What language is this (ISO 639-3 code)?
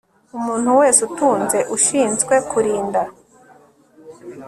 kin